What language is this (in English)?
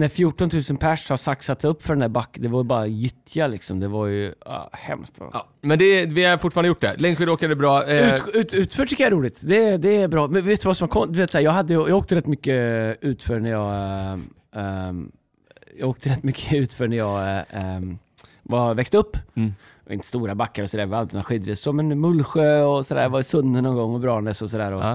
Swedish